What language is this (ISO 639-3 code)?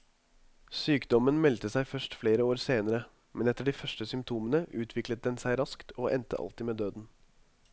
nor